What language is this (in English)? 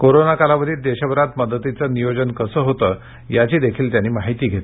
Marathi